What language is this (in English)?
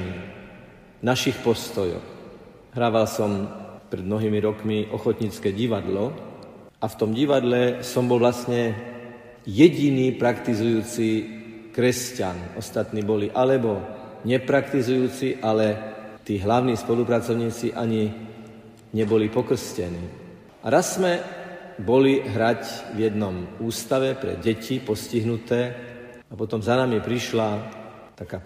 Slovak